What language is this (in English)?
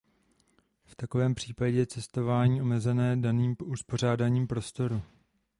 Czech